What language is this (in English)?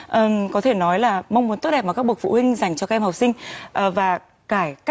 Vietnamese